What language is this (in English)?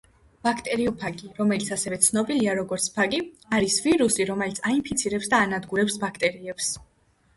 Georgian